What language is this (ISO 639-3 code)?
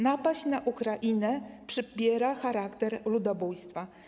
pol